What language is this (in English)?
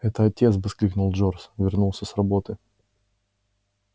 Russian